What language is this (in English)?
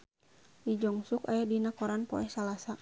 Sundanese